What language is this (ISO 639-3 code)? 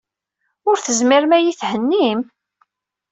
kab